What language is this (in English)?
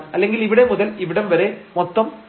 Malayalam